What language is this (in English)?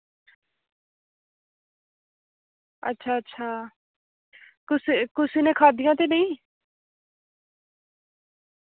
Dogri